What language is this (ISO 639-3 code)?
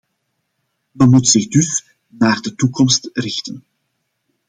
nld